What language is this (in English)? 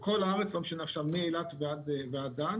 Hebrew